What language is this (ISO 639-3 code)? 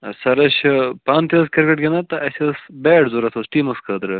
kas